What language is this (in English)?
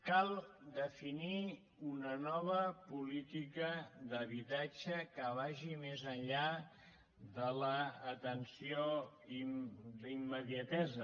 Catalan